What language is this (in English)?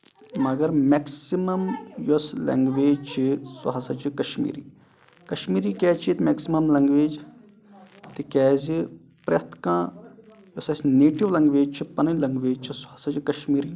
Kashmiri